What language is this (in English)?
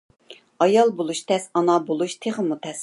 Uyghur